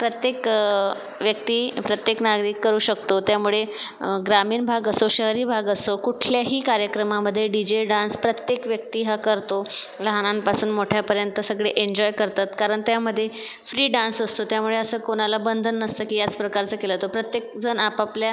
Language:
Marathi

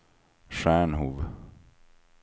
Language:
Swedish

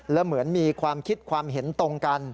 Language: Thai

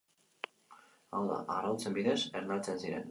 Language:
Basque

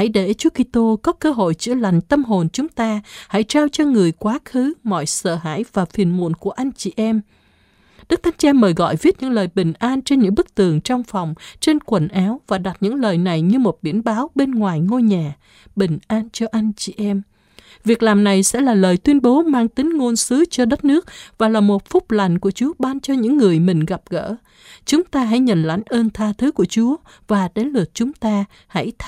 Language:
Vietnamese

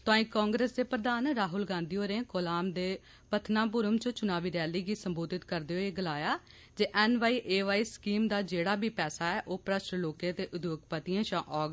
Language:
Dogri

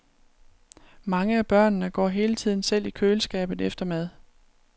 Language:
Danish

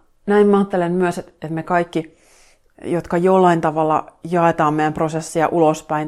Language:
Finnish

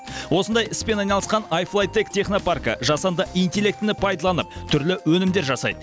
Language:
Kazakh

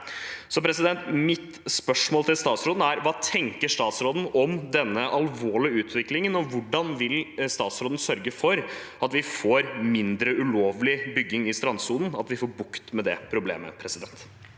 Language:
Norwegian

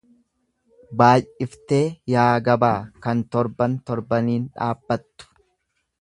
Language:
Oromo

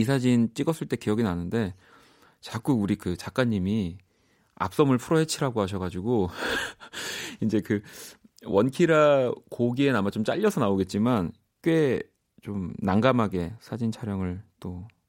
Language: Korean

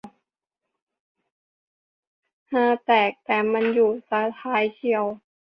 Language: Thai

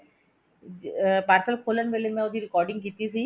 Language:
Punjabi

